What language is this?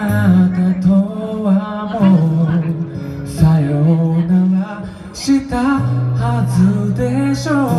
Japanese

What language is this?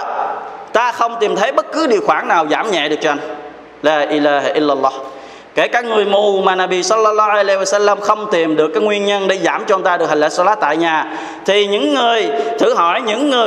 Vietnamese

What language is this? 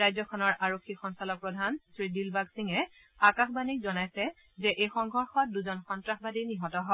Assamese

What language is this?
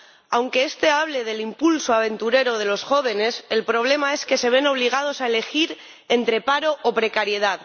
Spanish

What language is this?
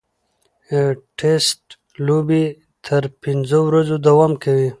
Pashto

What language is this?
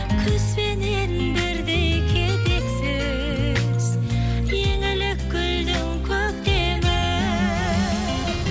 Kazakh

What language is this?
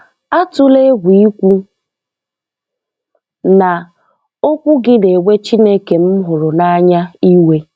Igbo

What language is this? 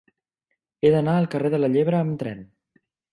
Catalan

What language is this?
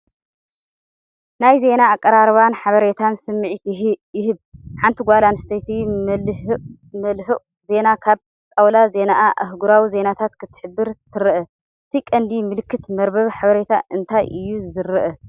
Tigrinya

